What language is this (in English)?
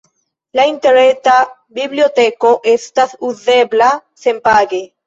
Esperanto